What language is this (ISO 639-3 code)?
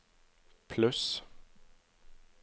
nor